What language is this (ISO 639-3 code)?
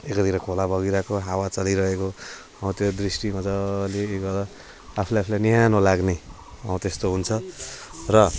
nep